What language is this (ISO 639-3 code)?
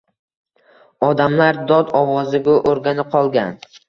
uzb